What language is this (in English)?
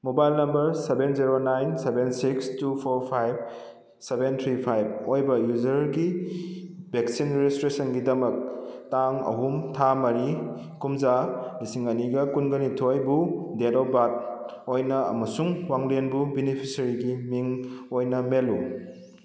Manipuri